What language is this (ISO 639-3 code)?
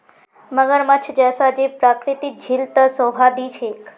mag